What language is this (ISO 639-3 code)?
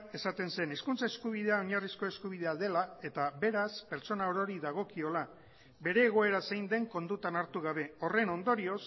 eus